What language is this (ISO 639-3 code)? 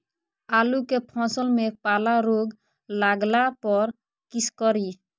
mai